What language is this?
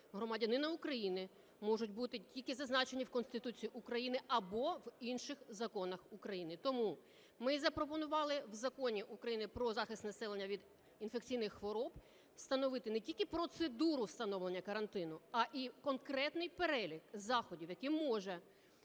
Ukrainian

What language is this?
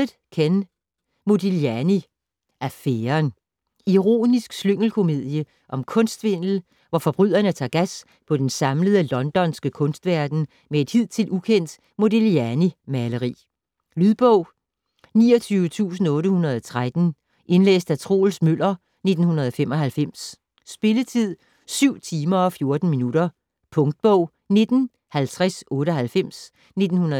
Danish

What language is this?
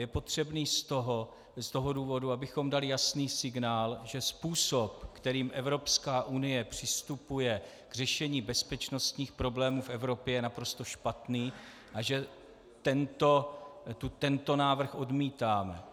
Czech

